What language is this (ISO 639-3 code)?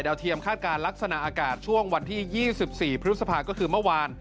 tha